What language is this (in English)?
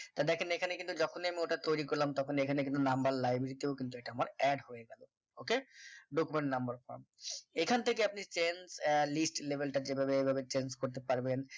Bangla